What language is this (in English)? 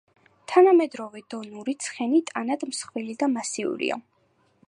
Georgian